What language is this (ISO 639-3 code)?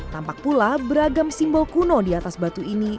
ind